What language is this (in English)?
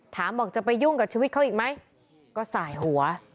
Thai